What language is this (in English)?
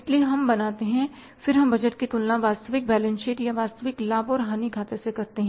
Hindi